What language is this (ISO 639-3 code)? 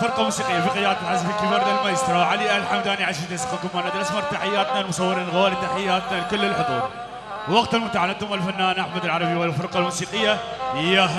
ara